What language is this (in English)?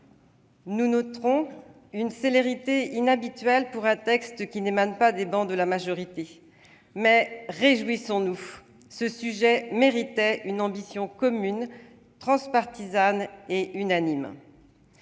French